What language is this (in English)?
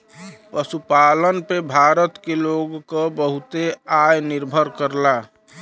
Bhojpuri